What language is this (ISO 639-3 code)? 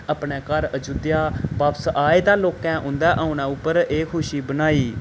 doi